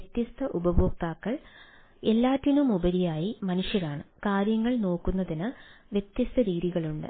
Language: Malayalam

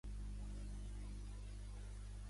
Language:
Catalan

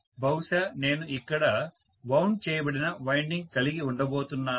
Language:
Telugu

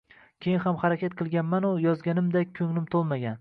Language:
Uzbek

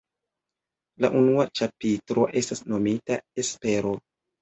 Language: Esperanto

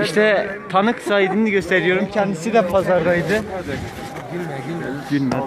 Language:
Turkish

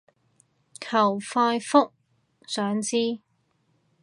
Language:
Cantonese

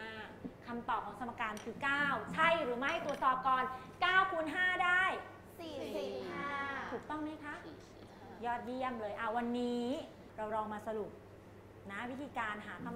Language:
Thai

